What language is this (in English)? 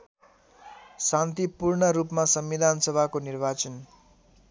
Nepali